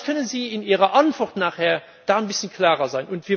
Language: German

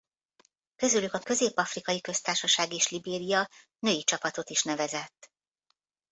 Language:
Hungarian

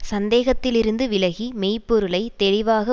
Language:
Tamil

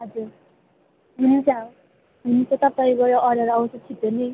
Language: Nepali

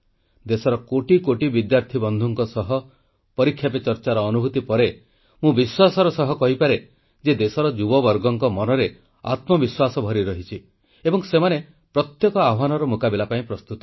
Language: Odia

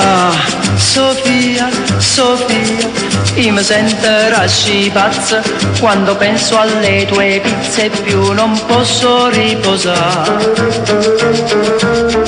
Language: Italian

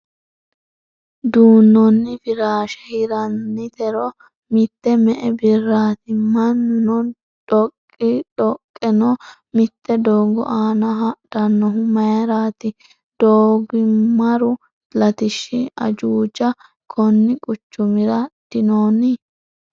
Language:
Sidamo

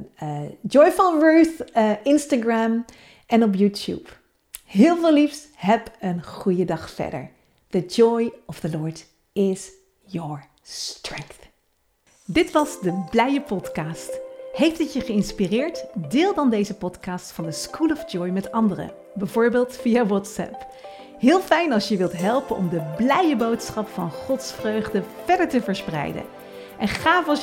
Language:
Dutch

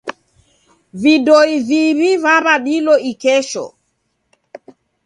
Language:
Taita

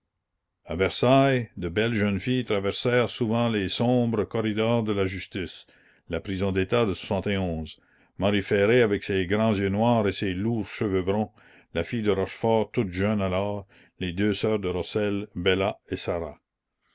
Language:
French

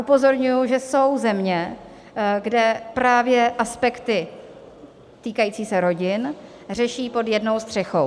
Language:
Czech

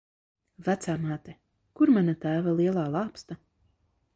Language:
Latvian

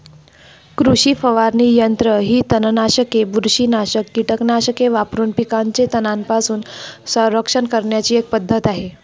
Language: Marathi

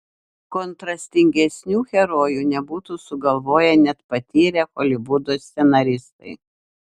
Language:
Lithuanian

